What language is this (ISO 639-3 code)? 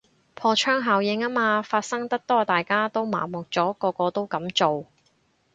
yue